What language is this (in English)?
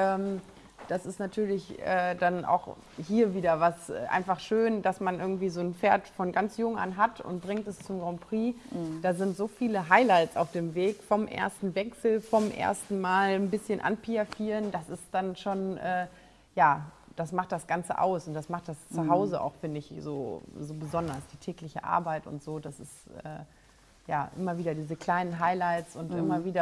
German